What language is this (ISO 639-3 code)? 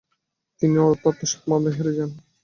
ben